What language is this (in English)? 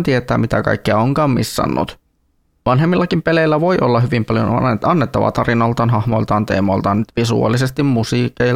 Finnish